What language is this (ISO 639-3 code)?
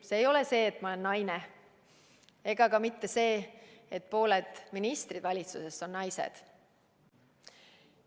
est